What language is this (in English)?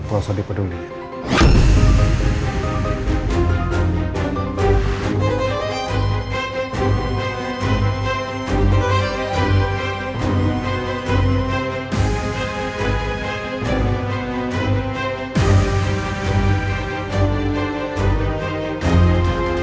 Indonesian